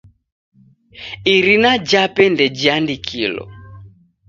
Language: Taita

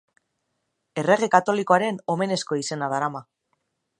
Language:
Basque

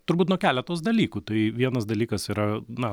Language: Lithuanian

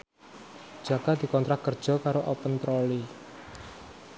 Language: Javanese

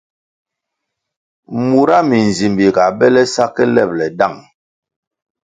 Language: Kwasio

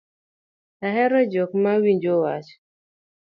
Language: Luo (Kenya and Tanzania)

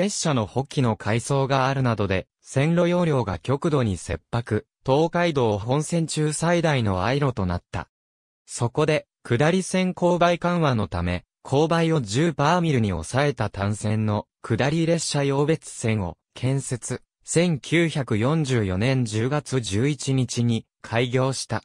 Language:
Japanese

